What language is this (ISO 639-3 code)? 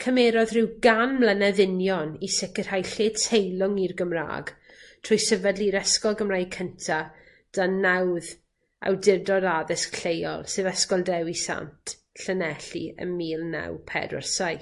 cym